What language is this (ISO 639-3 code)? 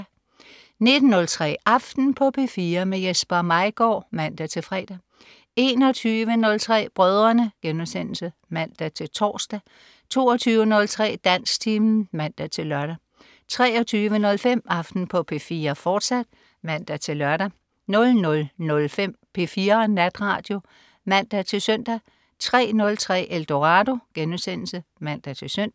dan